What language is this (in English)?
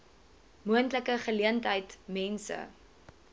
Afrikaans